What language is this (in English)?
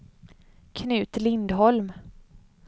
Swedish